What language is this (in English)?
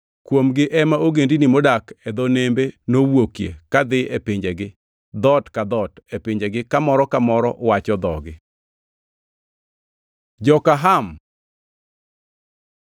Luo (Kenya and Tanzania)